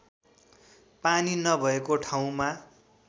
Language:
Nepali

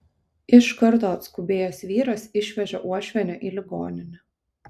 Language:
Lithuanian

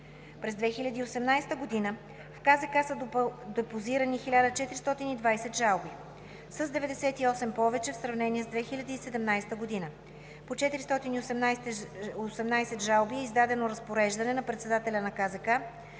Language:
Bulgarian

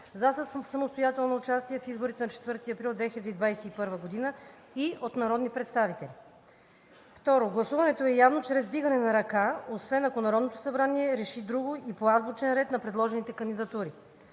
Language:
Bulgarian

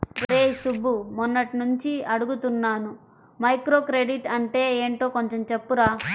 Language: Telugu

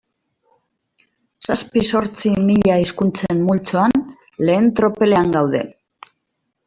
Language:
Basque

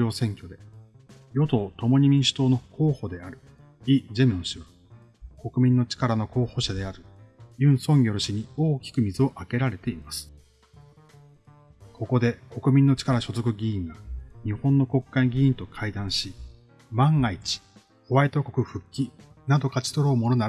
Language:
Japanese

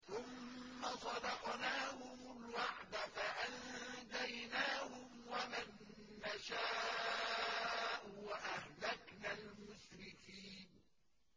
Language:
Arabic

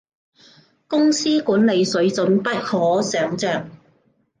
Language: Cantonese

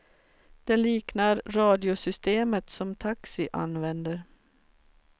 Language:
Swedish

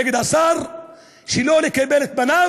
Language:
Hebrew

